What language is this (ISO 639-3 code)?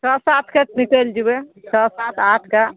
mai